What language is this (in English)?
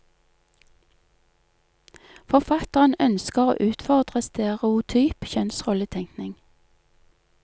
Norwegian